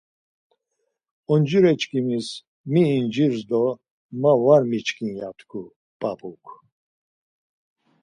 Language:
Laz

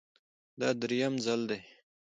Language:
Pashto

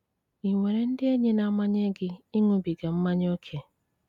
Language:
Igbo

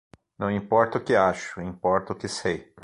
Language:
Portuguese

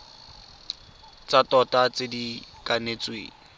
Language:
Tswana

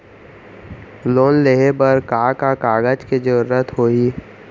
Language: Chhattisgarhi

